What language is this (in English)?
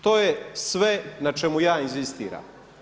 Croatian